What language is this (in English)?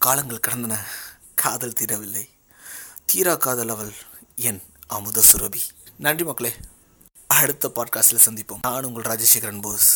Tamil